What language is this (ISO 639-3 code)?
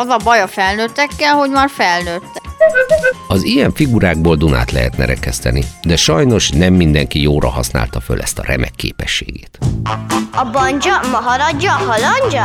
hun